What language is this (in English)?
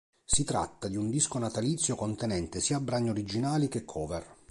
Italian